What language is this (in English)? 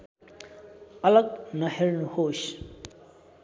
Nepali